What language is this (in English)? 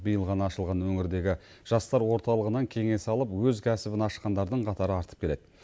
Kazakh